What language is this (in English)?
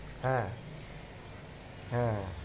Bangla